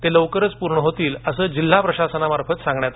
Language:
Marathi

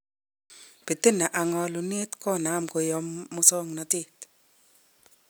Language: Kalenjin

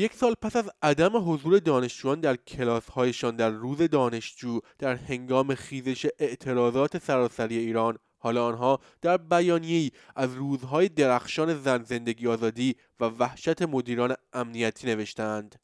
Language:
Persian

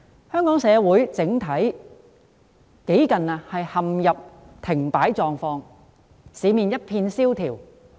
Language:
Cantonese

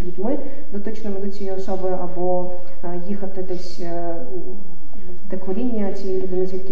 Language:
Ukrainian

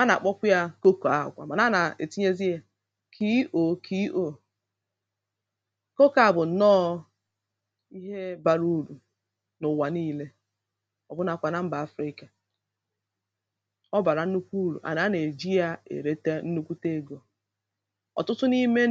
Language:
Igbo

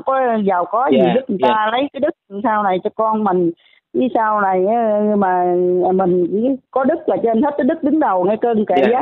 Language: Vietnamese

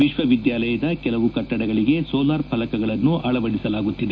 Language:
Kannada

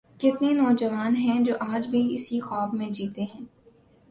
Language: Urdu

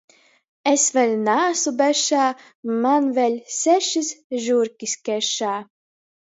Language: Latgalian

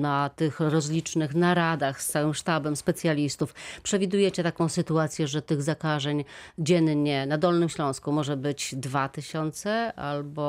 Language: Polish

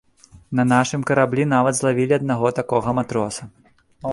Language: Belarusian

